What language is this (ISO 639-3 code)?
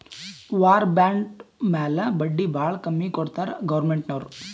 kan